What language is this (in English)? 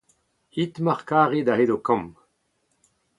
Breton